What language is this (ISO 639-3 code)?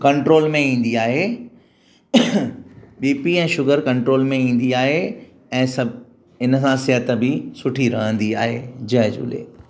snd